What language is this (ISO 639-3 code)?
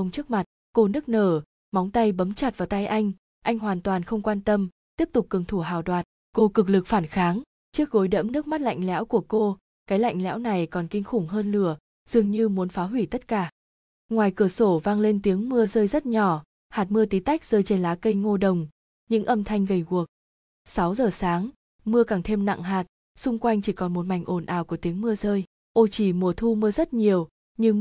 vie